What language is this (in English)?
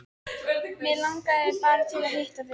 Icelandic